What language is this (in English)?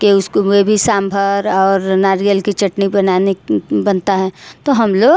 Hindi